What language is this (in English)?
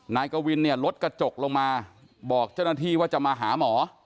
Thai